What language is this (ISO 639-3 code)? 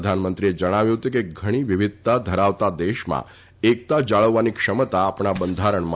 guj